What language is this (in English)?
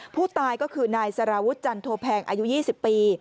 Thai